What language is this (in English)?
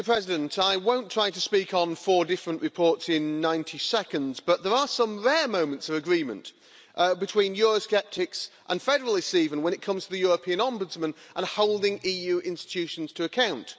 English